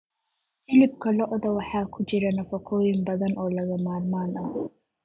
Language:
Somali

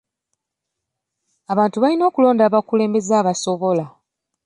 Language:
Ganda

